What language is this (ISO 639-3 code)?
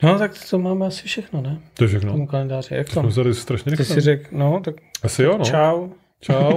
ces